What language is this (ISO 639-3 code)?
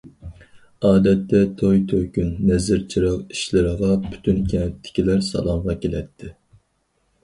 uig